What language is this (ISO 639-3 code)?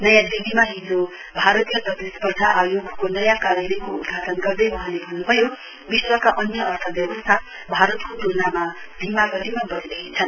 nep